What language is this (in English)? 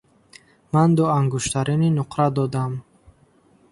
Tajik